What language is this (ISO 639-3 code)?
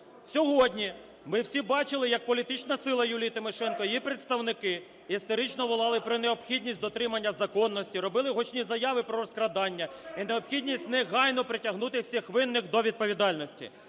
ukr